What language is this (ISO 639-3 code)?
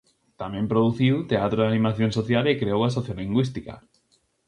glg